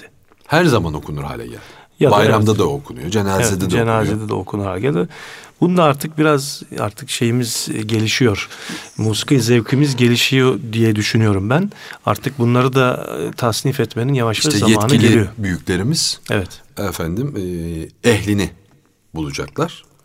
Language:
Turkish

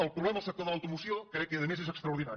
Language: Catalan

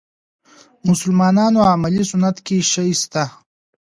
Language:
Pashto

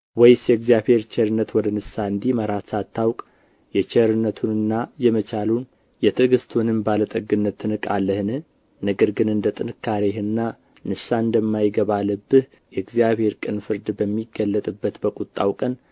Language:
Amharic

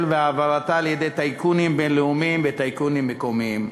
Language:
Hebrew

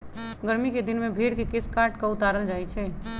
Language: Magahi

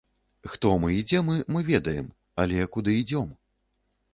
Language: Belarusian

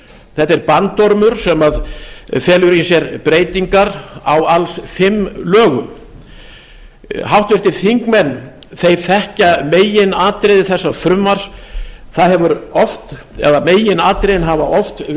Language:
Icelandic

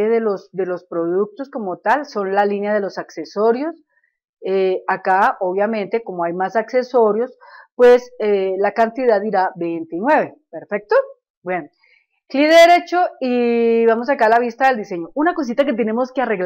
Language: Spanish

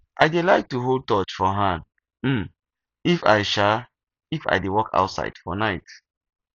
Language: Nigerian Pidgin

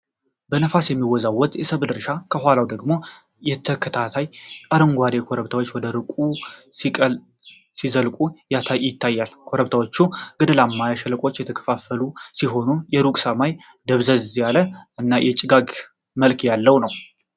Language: Amharic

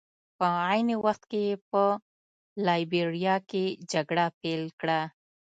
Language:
Pashto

